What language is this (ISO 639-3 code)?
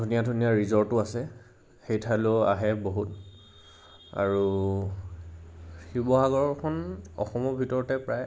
asm